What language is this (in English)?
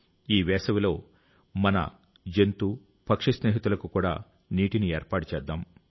Telugu